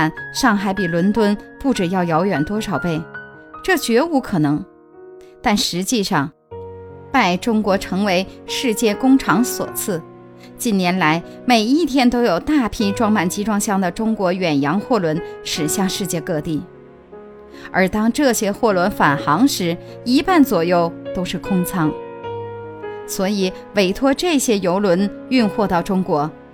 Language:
Chinese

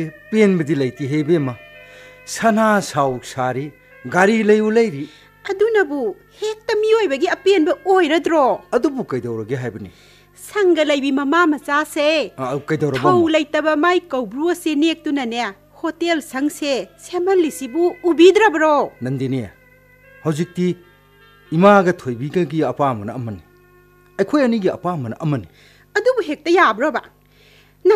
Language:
Korean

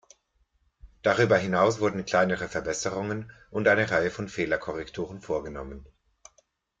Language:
German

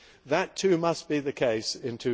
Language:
English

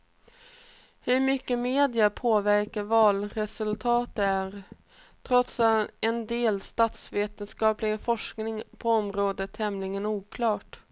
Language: Swedish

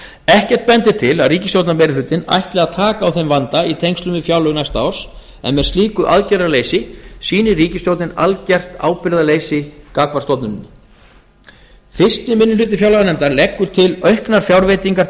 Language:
Icelandic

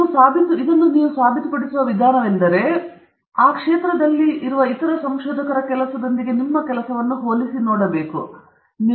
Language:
Kannada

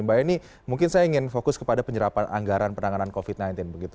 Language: Indonesian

